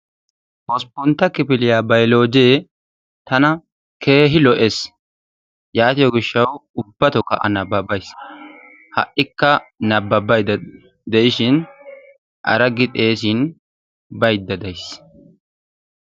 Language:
Wolaytta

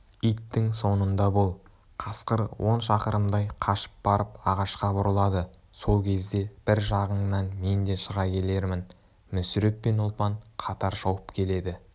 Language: Kazakh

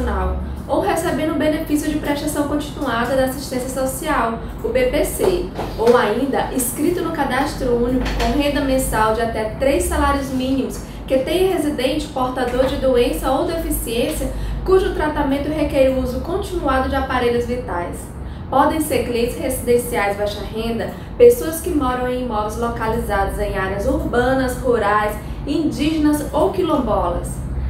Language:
Portuguese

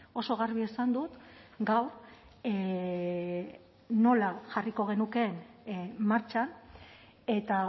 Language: Basque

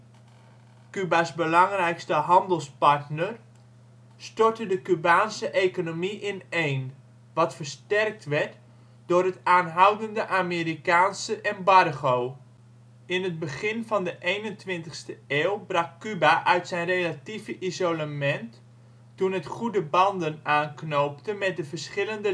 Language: Dutch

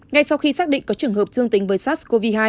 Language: Vietnamese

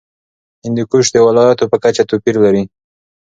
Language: Pashto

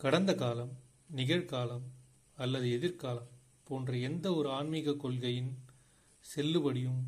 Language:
Tamil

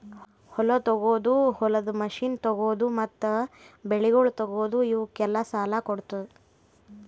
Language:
Kannada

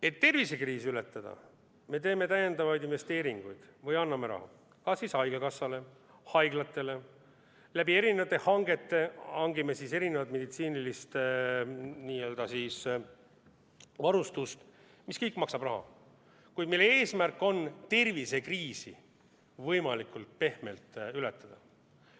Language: Estonian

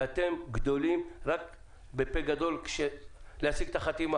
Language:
Hebrew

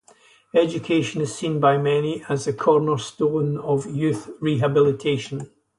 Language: English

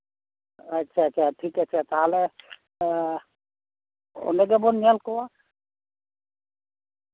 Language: Santali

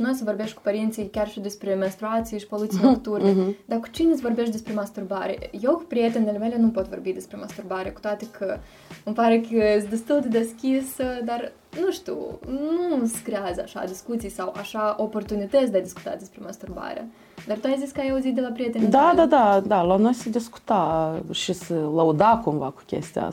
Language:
Romanian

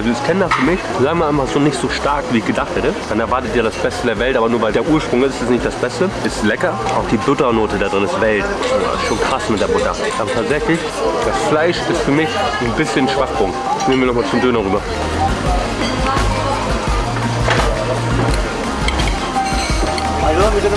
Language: German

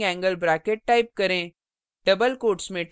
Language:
Hindi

